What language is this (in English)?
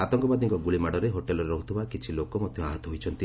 Odia